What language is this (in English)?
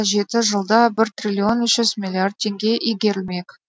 Kazakh